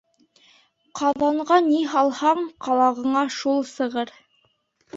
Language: Bashkir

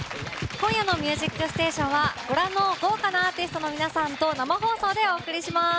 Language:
Japanese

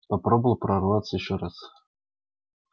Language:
Russian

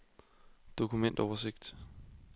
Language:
Danish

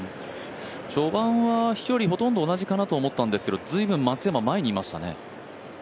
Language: Japanese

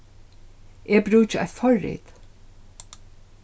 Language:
Faroese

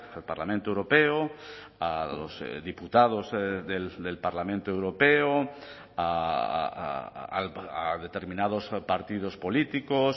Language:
Spanish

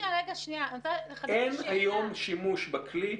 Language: Hebrew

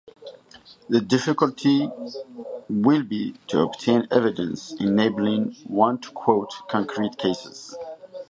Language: English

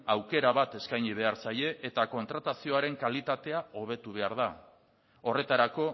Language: Basque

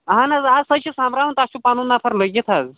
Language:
Kashmiri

